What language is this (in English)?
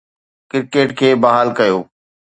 Sindhi